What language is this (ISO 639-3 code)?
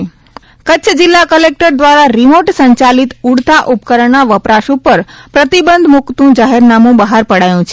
guj